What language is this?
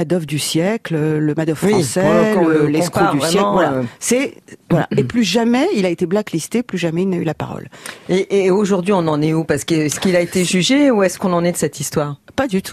French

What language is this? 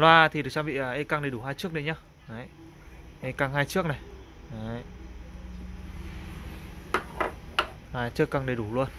Vietnamese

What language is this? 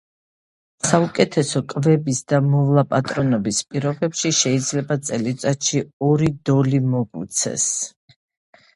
Georgian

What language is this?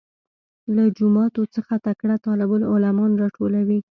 Pashto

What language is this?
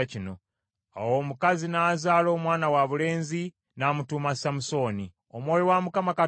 Ganda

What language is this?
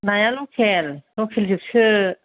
Bodo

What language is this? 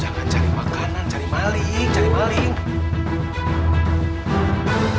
Indonesian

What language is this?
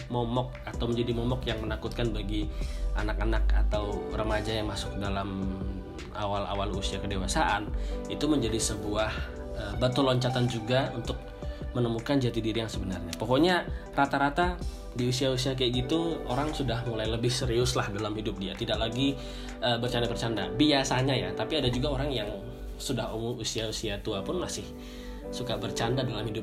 Indonesian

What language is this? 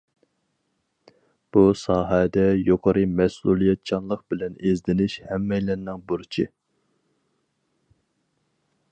Uyghur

